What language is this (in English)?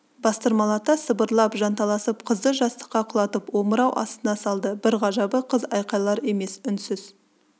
Kazakh